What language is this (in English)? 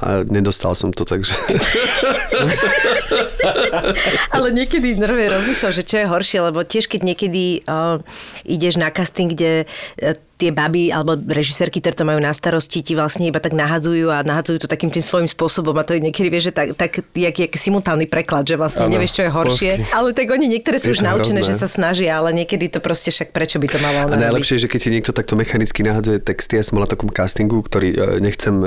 Slovak